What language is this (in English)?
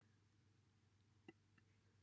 Welsh